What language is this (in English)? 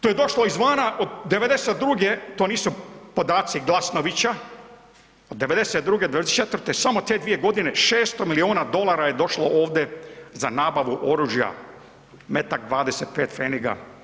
Croatian